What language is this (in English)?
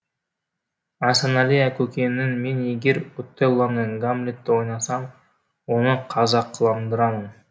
Kazakh